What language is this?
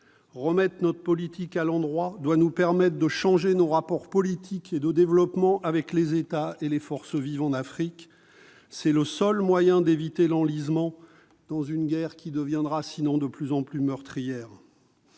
French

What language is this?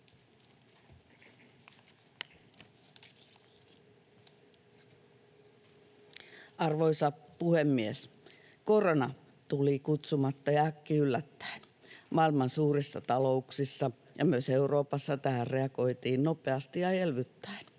Finnish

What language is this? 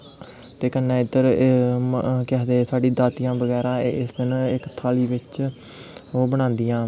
Dogri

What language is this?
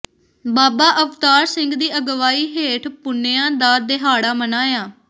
Punjabi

